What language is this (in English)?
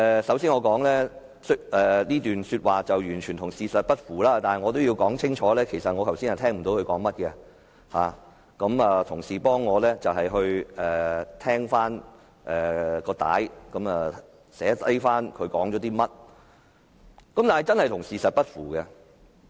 Cantonese